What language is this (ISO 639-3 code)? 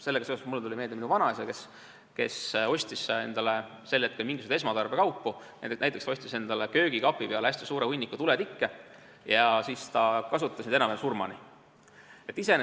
est